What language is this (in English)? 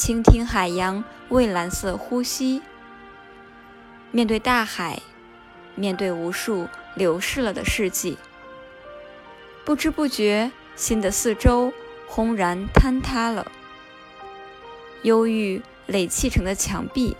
Chinese